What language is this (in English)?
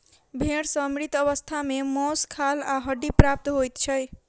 Maithili